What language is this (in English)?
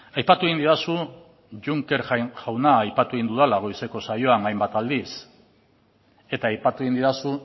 Basque